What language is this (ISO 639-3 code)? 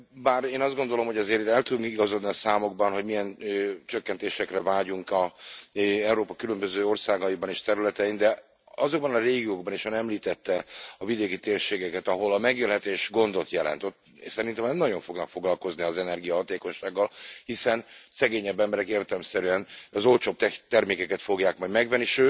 hun